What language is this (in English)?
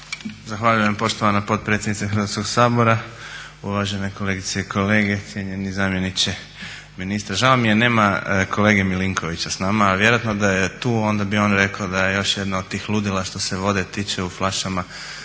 Croatian